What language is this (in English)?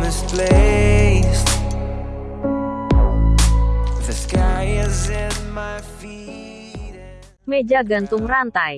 Indonesian